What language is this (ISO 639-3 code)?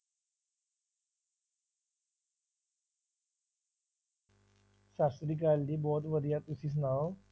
pan